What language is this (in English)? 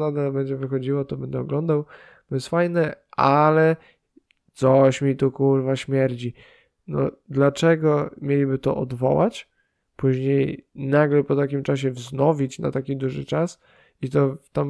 Polish